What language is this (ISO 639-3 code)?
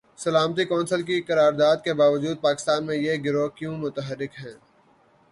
urd